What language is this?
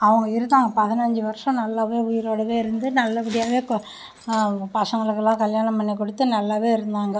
Tamil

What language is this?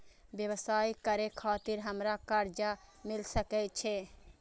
Maithili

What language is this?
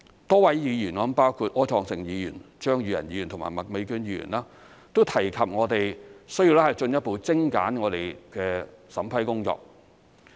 Cantonese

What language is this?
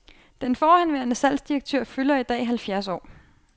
Danish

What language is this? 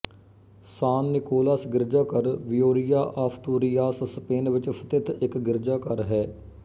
Punjabi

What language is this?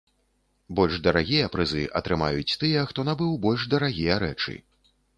Belarusian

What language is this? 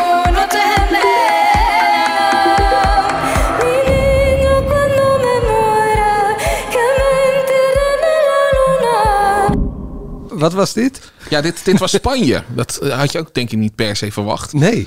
Dutch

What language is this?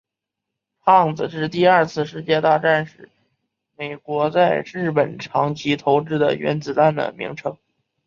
Chinese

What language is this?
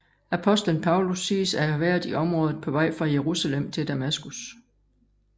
Danish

